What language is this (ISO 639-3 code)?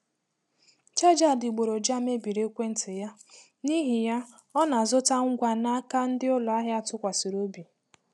ibo